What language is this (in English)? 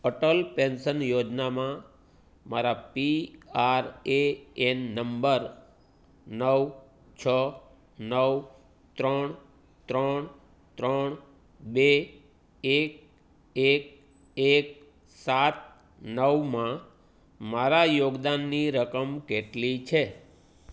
Gujarati